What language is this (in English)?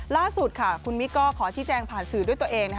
Thai